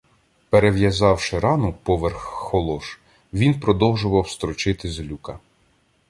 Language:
Ukrainian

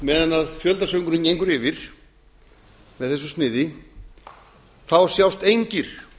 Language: Icelandic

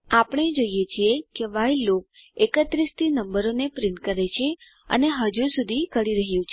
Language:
Gujarati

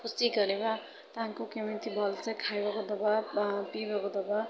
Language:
Odia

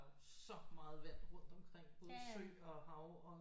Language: Danish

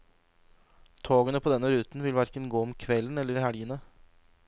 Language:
Norwegian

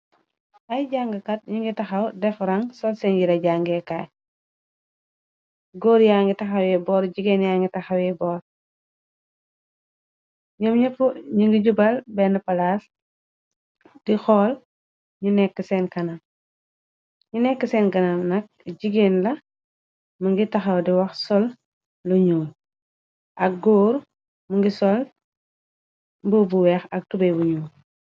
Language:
Wolof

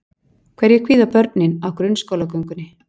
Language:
Icelandic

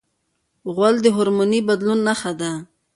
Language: Pashto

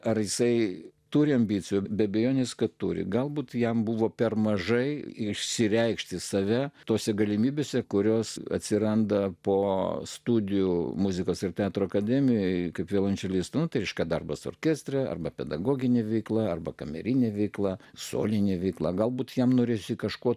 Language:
Lithuanian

